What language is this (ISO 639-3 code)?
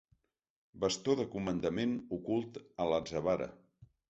cat